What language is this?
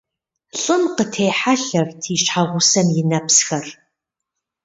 Kabardian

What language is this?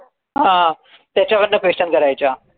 Marathi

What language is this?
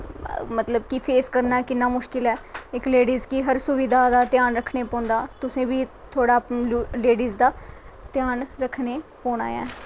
Dogri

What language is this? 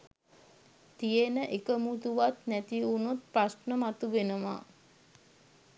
Sinhala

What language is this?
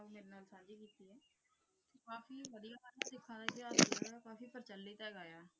Punjabi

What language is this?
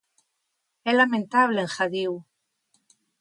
Galician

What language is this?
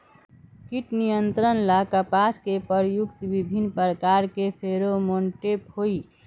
Magahi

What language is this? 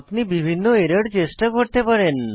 Bangla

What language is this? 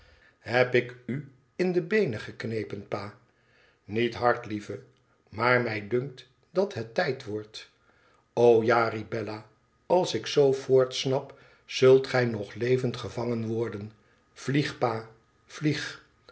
Dutch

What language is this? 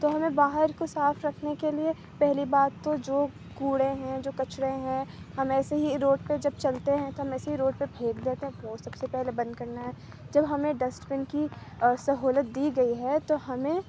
Urdu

